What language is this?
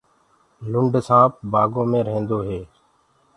Gurgula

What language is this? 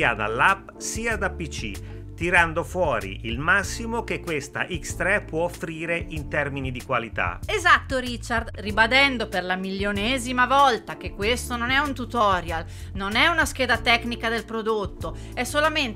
Italian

